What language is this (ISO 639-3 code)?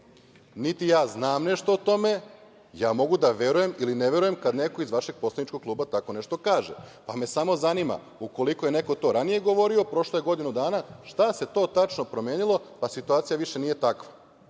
srp